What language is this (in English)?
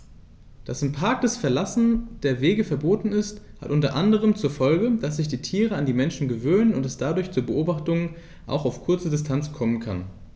German